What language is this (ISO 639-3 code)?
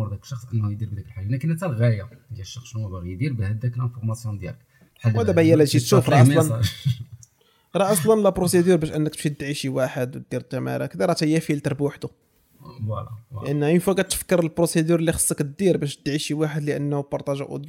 ara